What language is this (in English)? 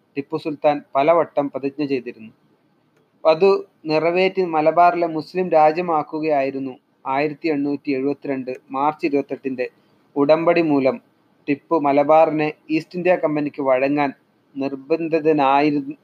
Malayalam